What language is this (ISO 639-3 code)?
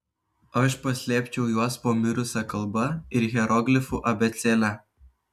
lit